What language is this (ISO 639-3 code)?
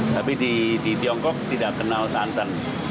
ind